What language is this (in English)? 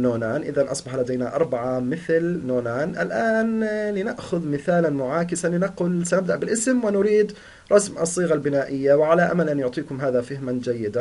Arabic